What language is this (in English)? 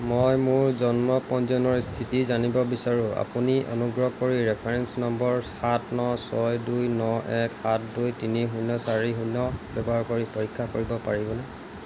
Assamese